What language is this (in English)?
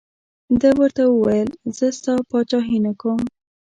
Pashto